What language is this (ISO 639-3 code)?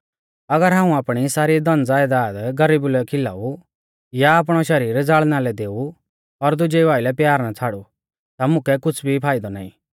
bfz